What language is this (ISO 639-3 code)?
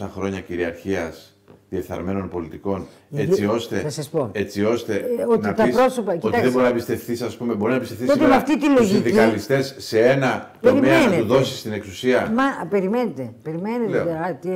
ell